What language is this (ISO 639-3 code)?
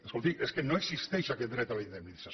cat